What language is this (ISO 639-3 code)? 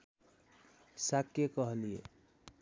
nep